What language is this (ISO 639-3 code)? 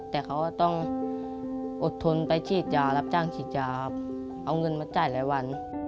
tha